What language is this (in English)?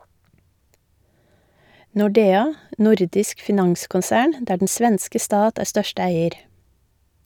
Norwegian